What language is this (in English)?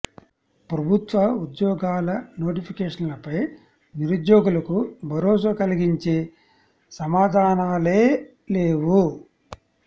Telugu